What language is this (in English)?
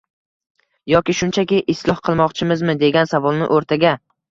Uzbek